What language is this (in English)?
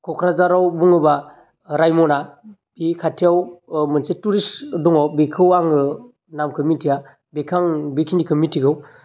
Bodo